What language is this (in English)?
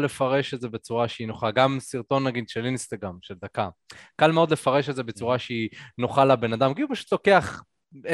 Hebrew